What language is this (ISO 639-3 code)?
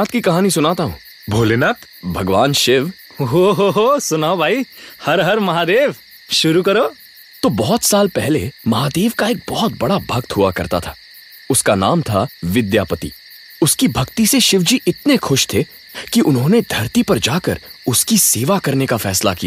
hin